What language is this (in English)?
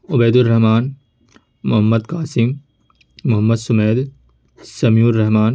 Urdu